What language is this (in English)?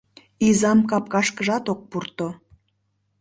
Mari